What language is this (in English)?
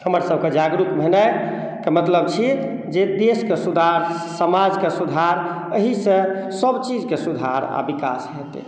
Maithili